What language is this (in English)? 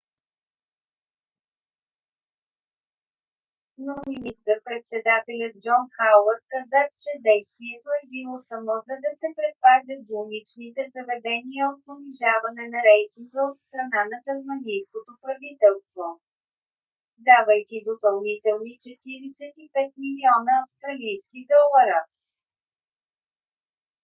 Bulgarian